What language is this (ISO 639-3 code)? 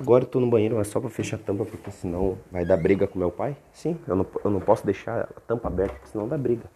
por